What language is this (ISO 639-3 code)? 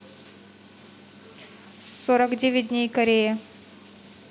rus